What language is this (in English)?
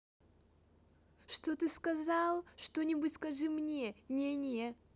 Russian